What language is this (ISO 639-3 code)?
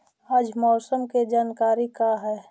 mag